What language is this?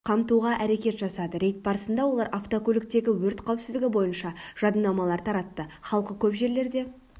Kazakh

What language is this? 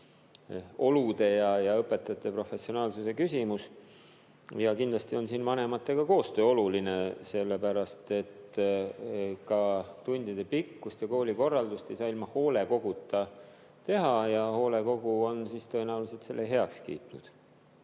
Estonian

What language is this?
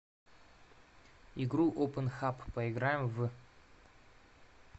Russian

